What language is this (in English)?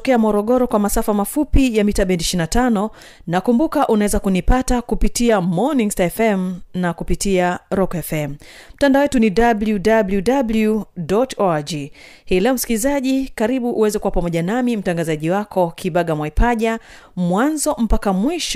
Swahili